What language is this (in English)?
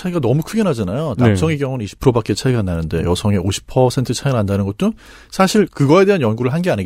Korean